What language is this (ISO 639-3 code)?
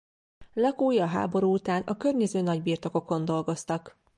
hun